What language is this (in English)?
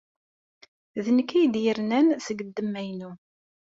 Kabyle